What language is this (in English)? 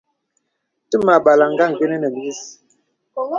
Bebele